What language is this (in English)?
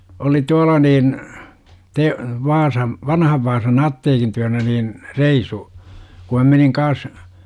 Finnish